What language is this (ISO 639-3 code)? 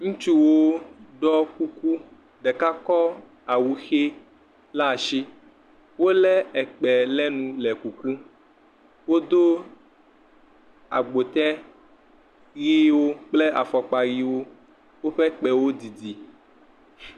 ewe